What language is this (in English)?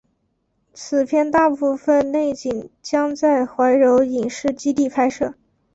Chinese